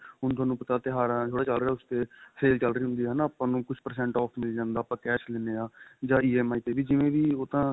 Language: Punjabi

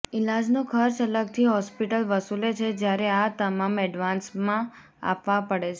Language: Gujarati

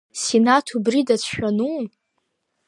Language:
Abkhazian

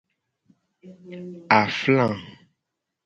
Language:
Gen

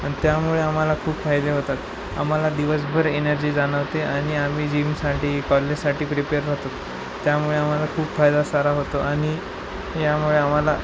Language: Marathi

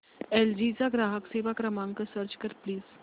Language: Marathi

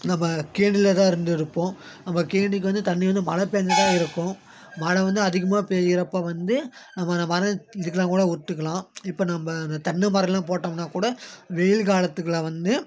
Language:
Tamil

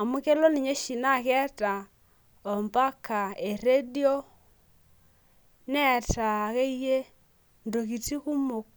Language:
Masai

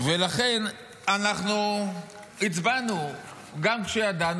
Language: Hebrew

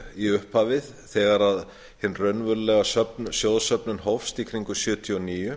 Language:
Icelandic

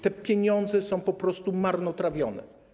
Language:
Polish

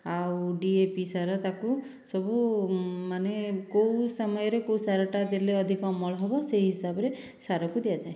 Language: Odia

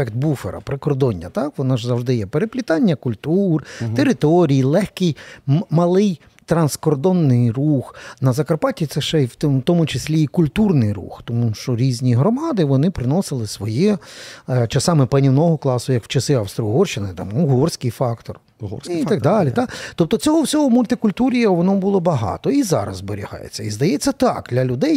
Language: Ukrainian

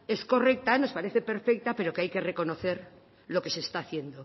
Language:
Spanish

